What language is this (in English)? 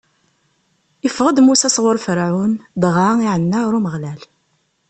Kabyle